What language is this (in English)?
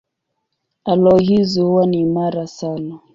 Swahili